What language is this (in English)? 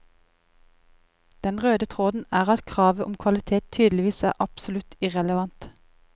Norwegian